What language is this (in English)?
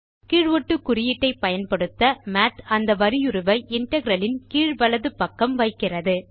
Tamil